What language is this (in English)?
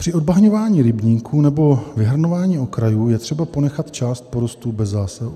Czech